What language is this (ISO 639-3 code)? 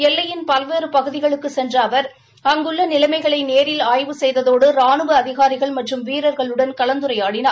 tam